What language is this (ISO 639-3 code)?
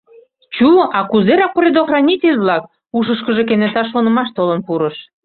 chm